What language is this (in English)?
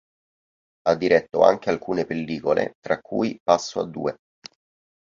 Italian